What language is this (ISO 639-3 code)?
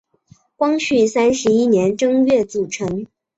zho